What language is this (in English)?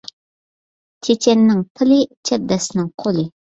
Uyghur